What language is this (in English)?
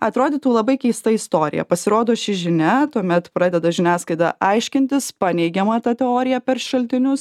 Lithuanian